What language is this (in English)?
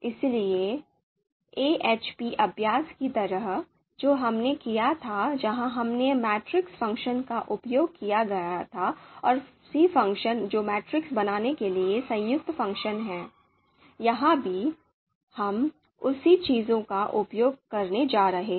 Hindi